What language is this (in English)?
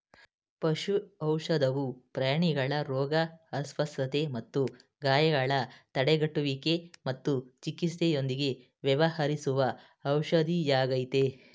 Kannada